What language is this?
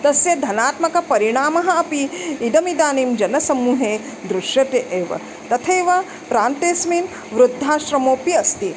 Sanskrit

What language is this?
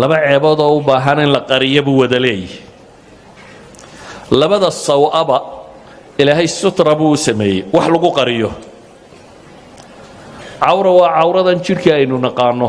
Arabic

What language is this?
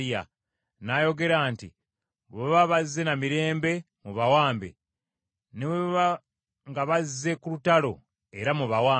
Ganda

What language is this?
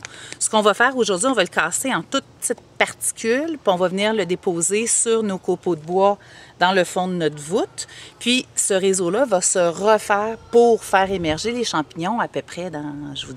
French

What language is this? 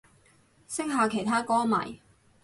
Cantonese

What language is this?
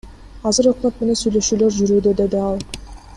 Kyrgyz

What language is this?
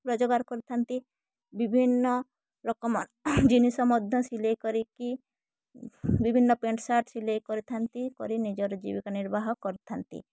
Odia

